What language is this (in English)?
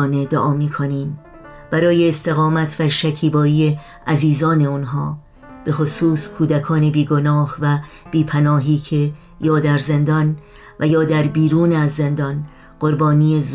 Persian